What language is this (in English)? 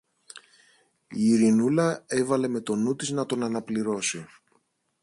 Greek